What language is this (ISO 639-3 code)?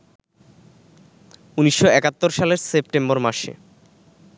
ben